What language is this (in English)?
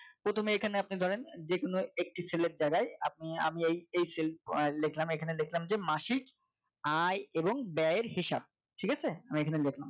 Bangla